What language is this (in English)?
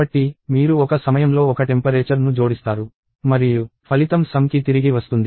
Telugu